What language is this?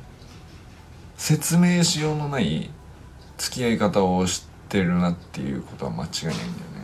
Japanese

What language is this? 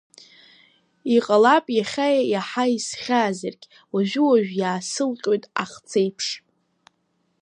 Abkhazian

